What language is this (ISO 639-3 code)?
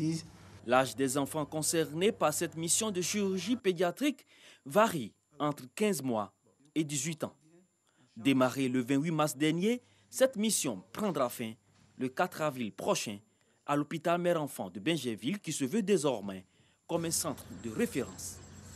fra